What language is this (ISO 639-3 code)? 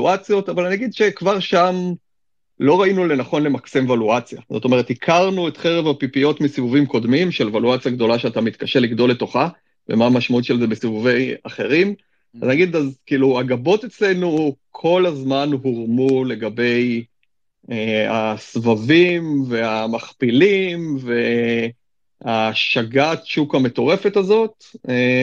heb